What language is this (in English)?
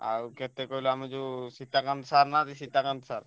Odia